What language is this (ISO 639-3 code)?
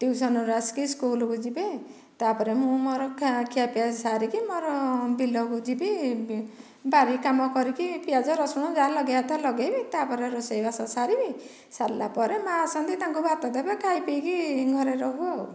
ori